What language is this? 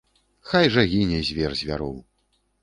Belarusian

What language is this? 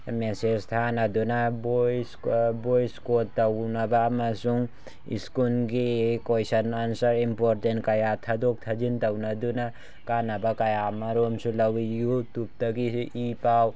Manipuri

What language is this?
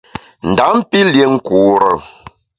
Bamun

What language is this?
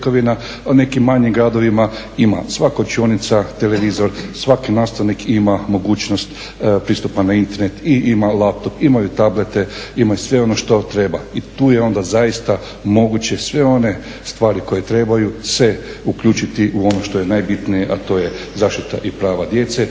Croatian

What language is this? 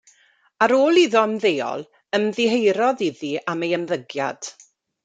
Welsh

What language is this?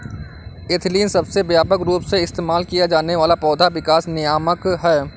Hindi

